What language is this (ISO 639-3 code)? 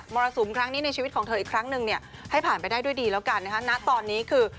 tha